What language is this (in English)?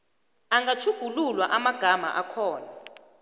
South Ndebele